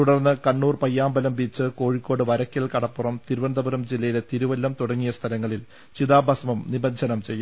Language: Malayalam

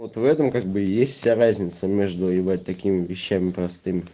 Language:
Russian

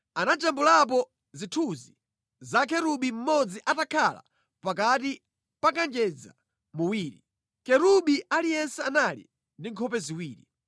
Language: Nyanja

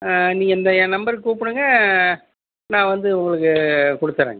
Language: Tamil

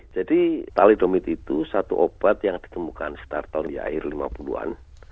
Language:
Indonesian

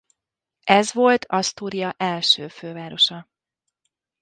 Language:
Hungarian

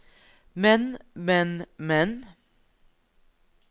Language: Norwegian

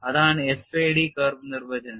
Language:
Malayalam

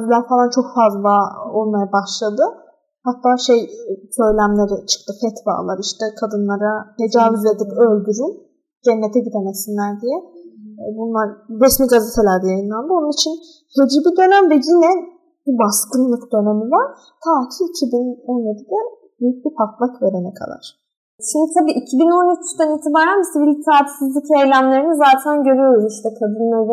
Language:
Turkish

